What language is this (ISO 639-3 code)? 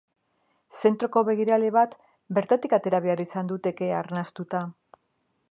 eus